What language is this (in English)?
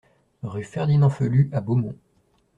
French